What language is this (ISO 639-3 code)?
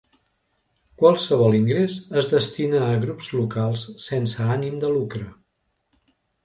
cat